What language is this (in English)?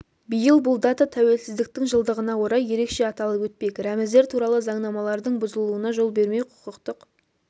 Kazakh